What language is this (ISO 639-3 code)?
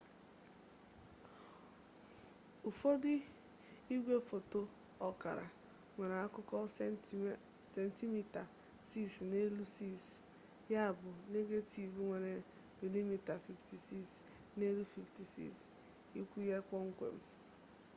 ibo